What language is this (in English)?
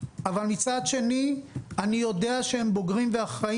Hebrew